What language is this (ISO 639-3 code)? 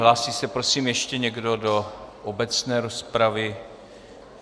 ces